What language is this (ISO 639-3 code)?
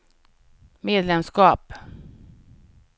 swe